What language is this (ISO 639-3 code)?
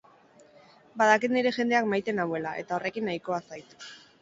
eus